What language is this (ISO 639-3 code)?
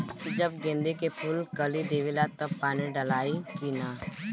bho